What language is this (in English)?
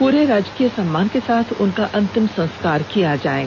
Hindi